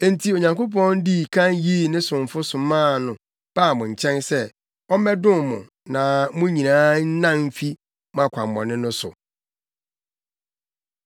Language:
Akan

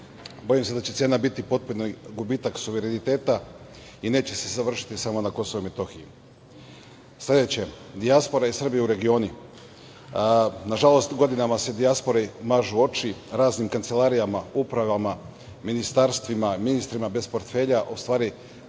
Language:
Serbian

